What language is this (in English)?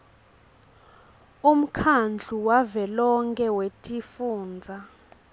Swati